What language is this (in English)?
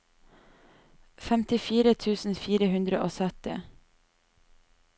Norwegian